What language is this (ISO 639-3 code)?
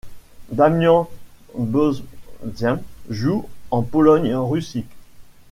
fra